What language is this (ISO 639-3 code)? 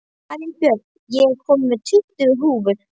isl